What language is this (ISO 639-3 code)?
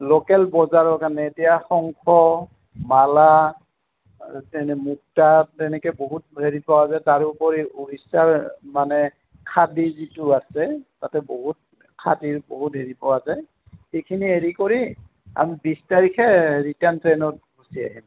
asm